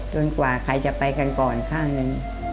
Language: Thai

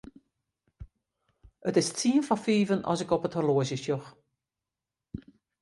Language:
Western Frisian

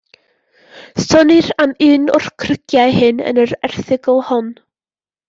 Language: Welsh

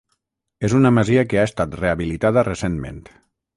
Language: Catalan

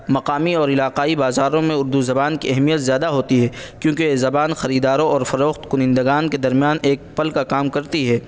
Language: Urdu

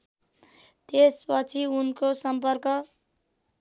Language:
Nepali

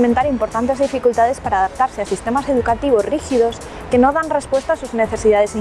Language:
Spanish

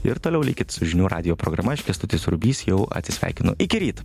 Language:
Lithuanian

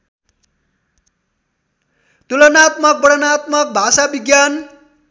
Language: Nepali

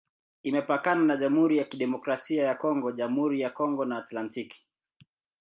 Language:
Swahili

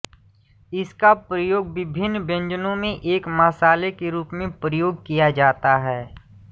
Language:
Hindi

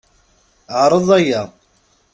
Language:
Kabyle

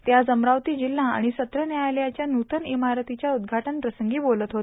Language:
Marathi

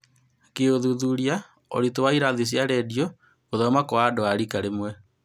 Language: Kikuyu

